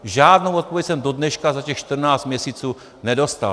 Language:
Czech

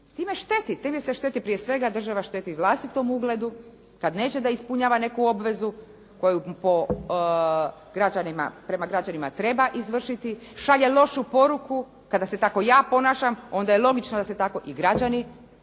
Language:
Croatian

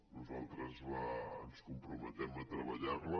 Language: Catalan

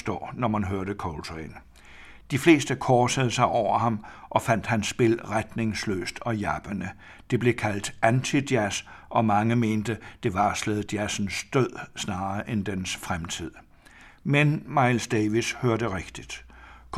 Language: Danish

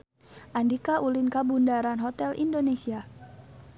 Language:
Sundanese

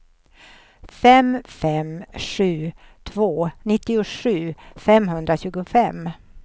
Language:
Swedish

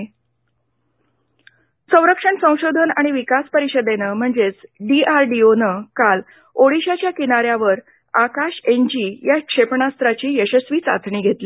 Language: Marathi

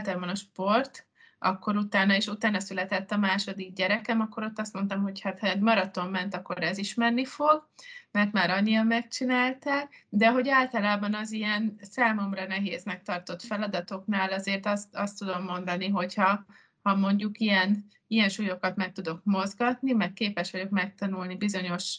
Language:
Hungarian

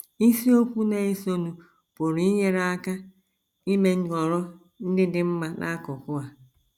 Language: Igbo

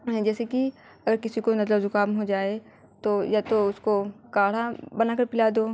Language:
Urdu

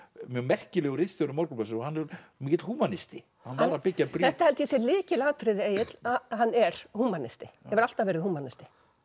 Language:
Icelandic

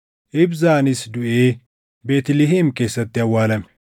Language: Oromo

